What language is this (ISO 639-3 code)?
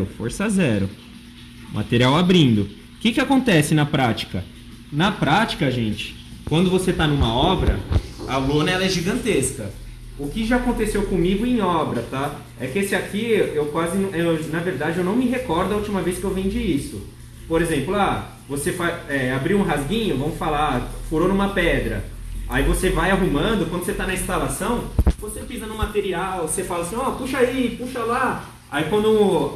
por